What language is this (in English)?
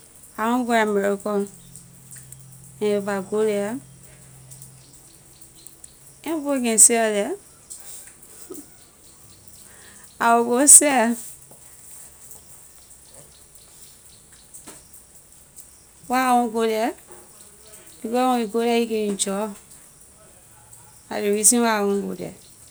Liberian English